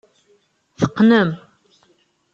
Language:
Kabyle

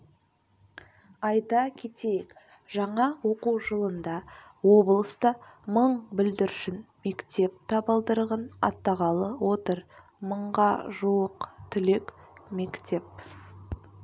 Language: Kazakh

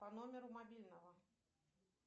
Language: Russian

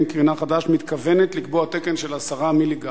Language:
Hebrew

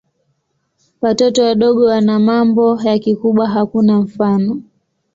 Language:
Swahili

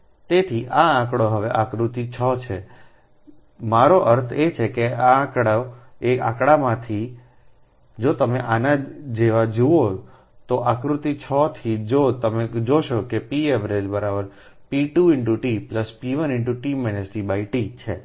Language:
Gujarati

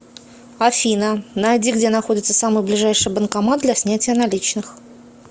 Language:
Russian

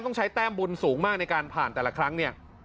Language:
Thai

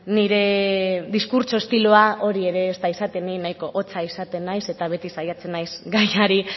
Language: Basque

